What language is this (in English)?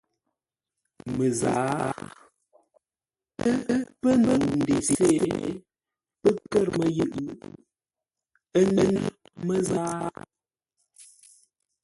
Ngombale